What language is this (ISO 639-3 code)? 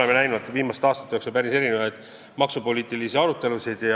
est